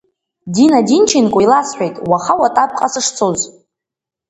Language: Abkhazian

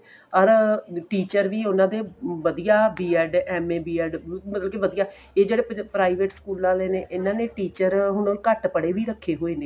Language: Punjabi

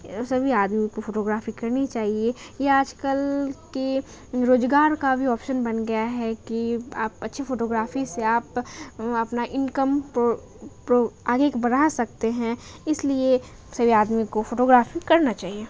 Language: Urdu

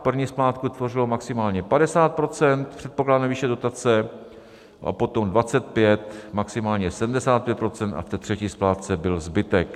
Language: Czech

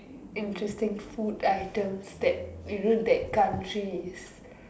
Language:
English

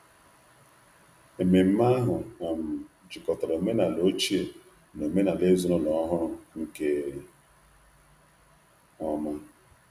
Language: Igbo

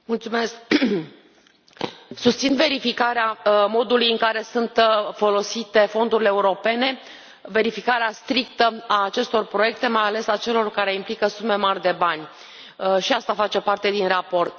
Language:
Romanian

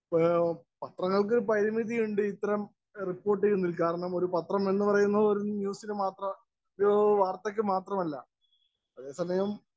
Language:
Malayalam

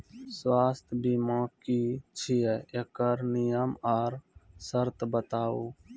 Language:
Maithili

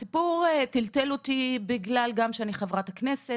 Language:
Hebrew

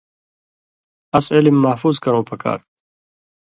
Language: Indus Kohistani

